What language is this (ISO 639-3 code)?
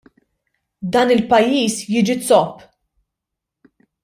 mlt